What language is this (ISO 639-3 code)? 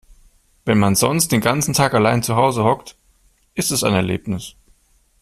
deu